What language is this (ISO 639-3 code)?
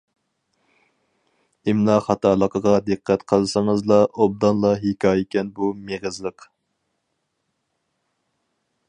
uig